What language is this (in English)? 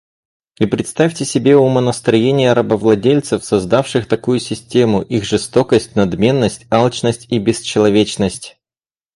Russian